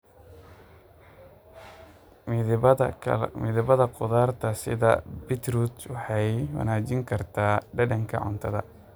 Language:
Somali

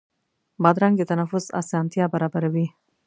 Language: Pashto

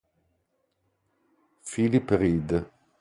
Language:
Italian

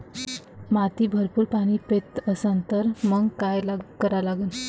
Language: Marathi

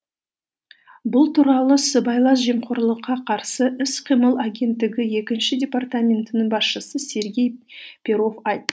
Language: Kazakh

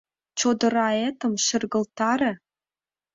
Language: Mari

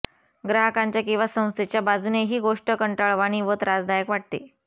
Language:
Marathi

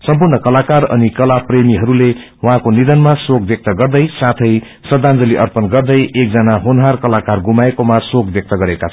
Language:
Nepali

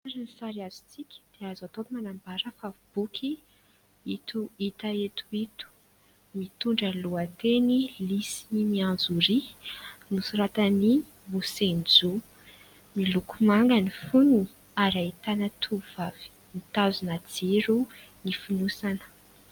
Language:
Malagasy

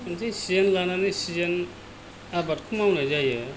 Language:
Bodo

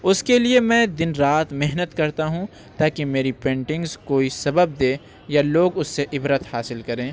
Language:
Urdu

